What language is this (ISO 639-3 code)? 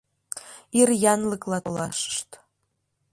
chm